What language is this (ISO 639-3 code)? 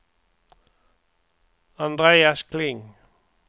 swe